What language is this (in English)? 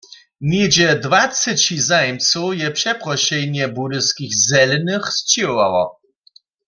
Upper Sorbian